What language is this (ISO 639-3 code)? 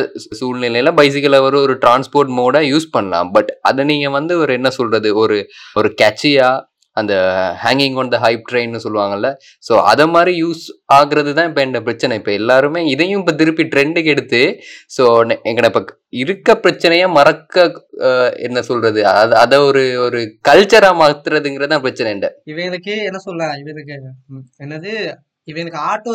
tam